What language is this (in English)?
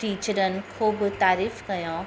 Sindhi